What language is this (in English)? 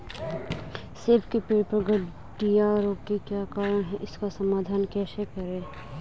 Hindi